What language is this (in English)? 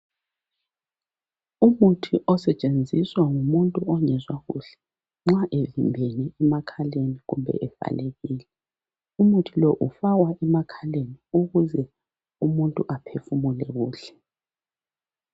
North Ndebele